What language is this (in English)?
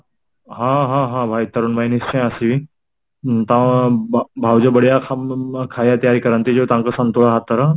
Odia